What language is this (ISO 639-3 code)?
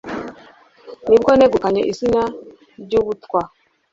kin